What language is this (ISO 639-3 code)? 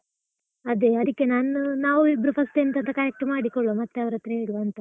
kan